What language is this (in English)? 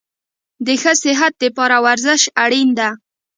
Pashto